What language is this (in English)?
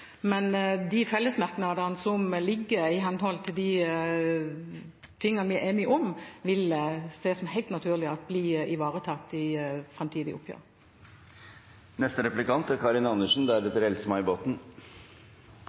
Norwegian Bokmål